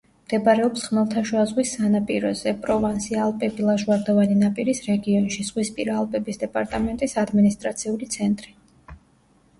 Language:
Georgian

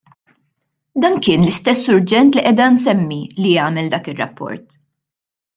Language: Maltese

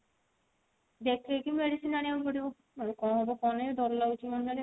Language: Odia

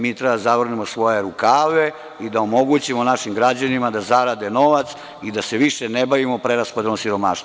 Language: Serbian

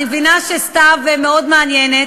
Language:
Hebrew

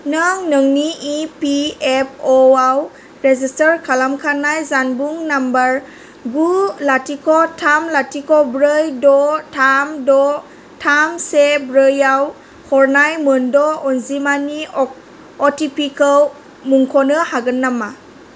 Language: Bodo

